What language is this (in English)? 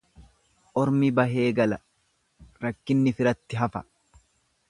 Oromo